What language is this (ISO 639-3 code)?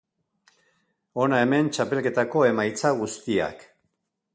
eus